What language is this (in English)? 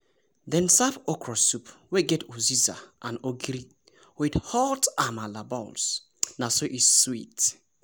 Nigerian Pidgin